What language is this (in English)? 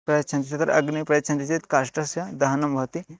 Sanskrit